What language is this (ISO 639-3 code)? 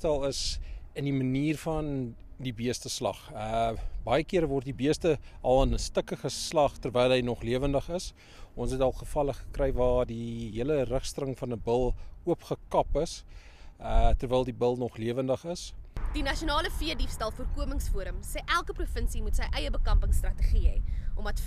nld